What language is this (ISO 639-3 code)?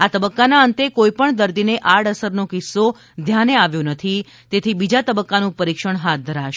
guj